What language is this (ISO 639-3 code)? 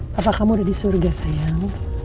ind